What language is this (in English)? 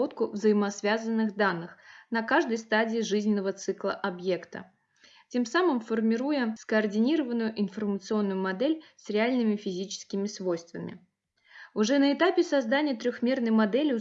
Russian